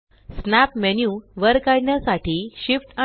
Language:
Marathi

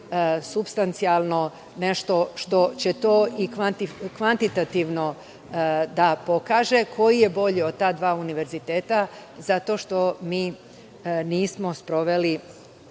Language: Serbian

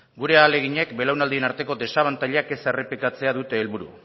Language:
Basque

